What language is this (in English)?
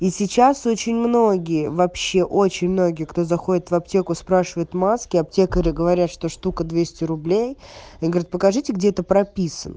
Russian